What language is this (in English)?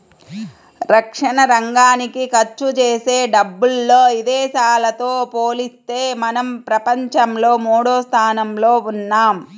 Telugu